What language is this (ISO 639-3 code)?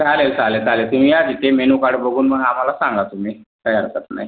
mar